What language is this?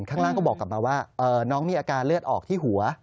Thai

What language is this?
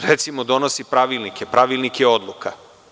Serbian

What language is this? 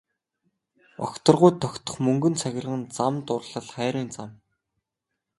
Mongolian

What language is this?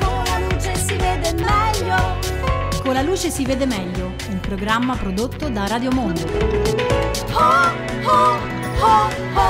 Italian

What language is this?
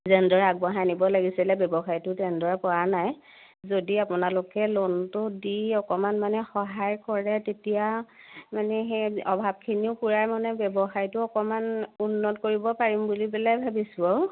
Assamese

